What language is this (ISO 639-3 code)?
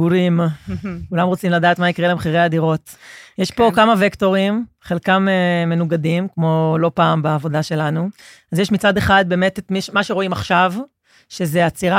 heb